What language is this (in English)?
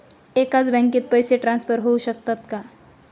Marathi